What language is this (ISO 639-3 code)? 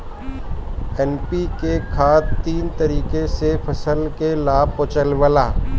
bho